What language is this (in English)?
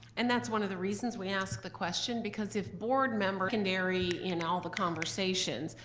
English